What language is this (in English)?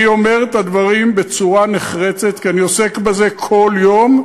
Hebrew